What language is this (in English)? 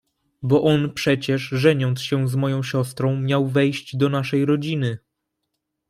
Polish